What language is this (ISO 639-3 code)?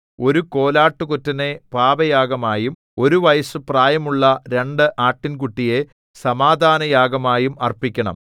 mal